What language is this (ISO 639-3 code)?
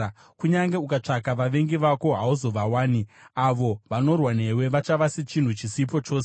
sna